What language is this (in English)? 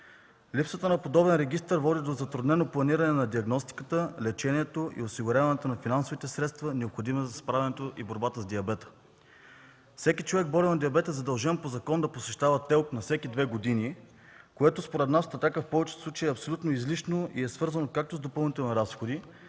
Bulgarian